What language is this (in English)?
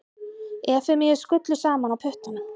Icelandic